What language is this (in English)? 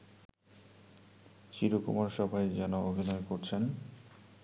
Bangla